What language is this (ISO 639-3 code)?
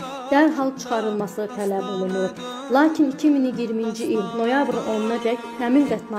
tur